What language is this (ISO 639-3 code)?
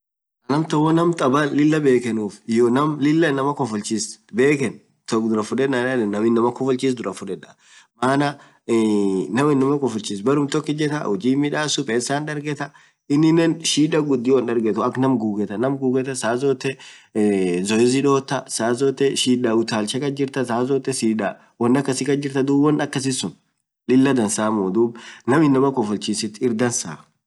orc